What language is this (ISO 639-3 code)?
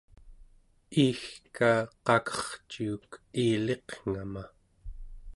esu